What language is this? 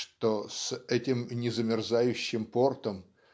Russian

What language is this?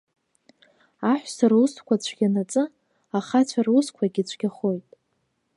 Abkhazian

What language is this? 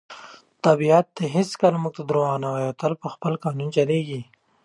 Pashto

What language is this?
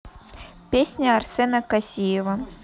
Russian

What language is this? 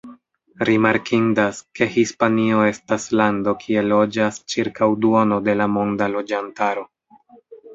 Esperanto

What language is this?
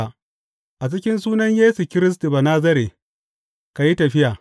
Hausa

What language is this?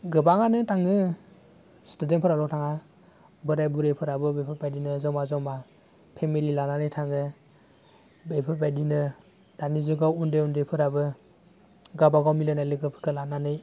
Bodo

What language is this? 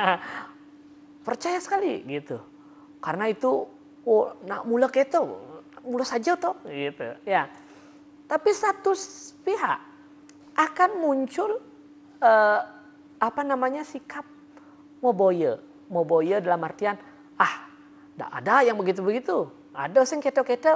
Indonesian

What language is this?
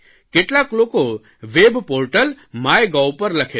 Gujarati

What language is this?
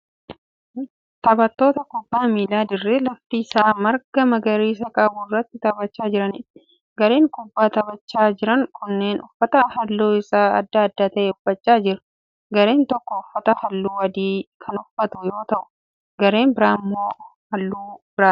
Oromo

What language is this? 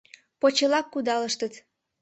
Mari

